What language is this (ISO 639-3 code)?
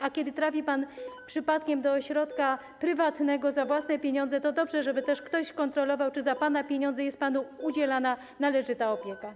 pol